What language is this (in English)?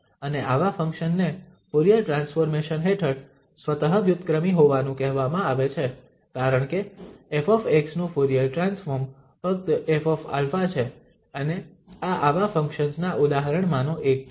Gujarati